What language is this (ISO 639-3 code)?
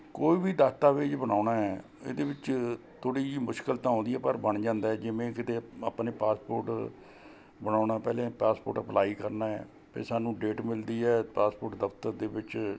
pan